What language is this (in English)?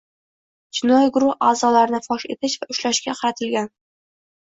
Uzbek